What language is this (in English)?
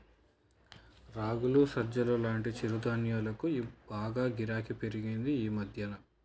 Telugu